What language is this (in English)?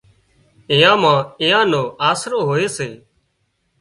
Wadiyara Koli